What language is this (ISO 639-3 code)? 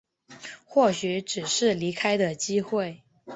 zho